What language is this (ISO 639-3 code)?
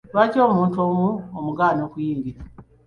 lug